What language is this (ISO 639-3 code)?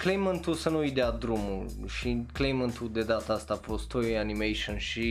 ron